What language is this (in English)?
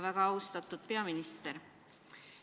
Estonian